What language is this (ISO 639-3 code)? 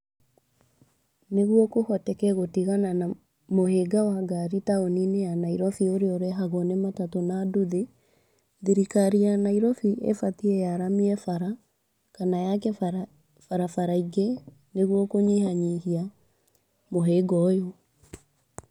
kik